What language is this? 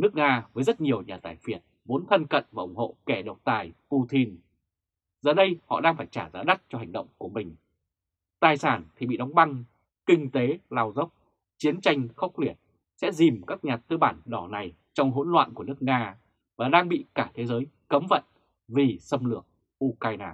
Vietnamese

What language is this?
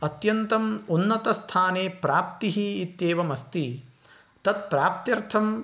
Sanskrit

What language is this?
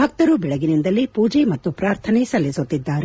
Kannada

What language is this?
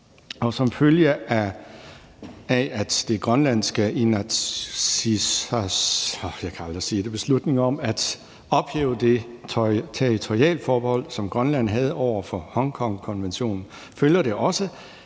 Danish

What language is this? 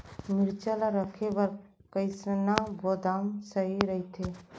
Chhattisgarhi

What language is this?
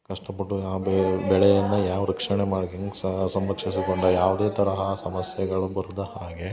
Kannada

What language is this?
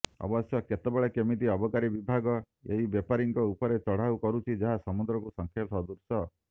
Odia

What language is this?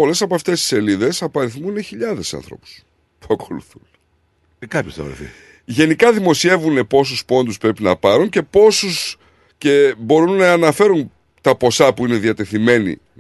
Greek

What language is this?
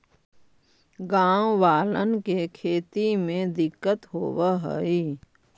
Magahi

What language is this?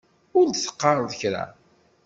Kabyle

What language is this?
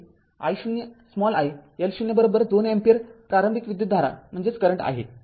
Marathi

